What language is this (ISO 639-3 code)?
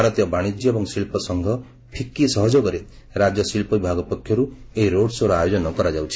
ori